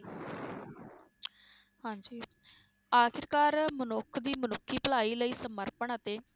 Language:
Punjabi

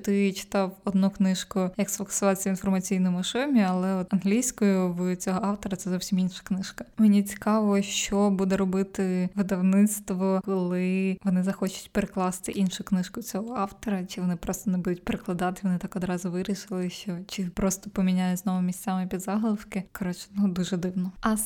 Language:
Ukrainian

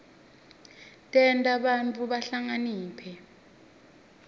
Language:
Swati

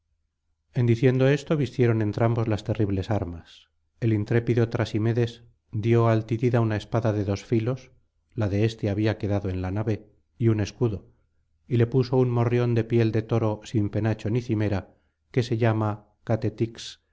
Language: Spanish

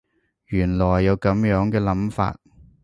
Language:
Cantonese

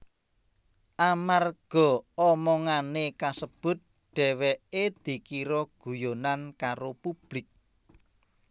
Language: Javanese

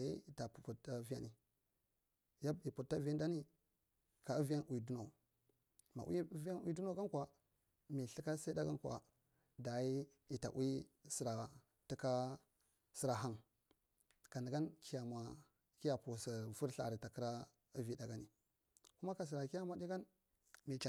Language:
Marghi Central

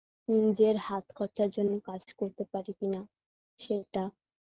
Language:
Bangla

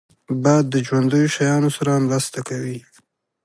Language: Pashto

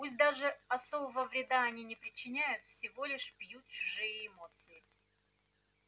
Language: Russian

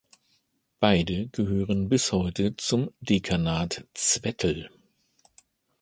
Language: German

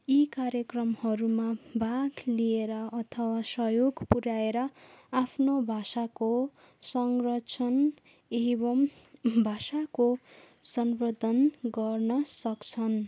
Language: Nepali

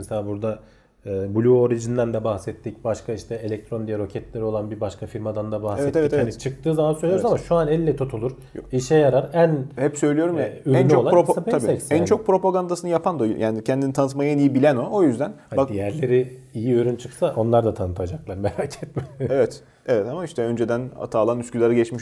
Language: Turkish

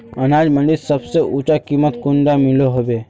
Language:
Magahi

